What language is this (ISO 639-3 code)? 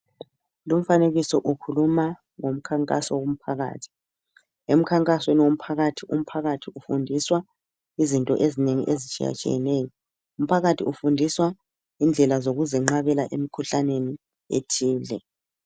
nde